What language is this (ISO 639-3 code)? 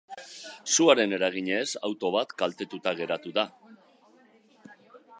eus